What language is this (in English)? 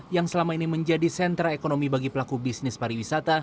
Indonesian